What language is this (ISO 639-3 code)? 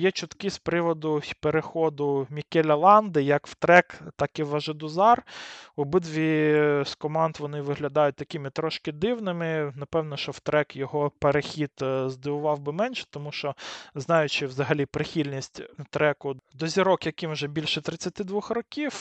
ukr